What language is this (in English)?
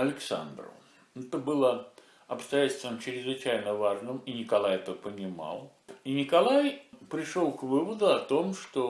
Russian